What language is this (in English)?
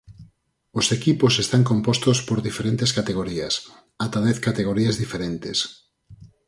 Galician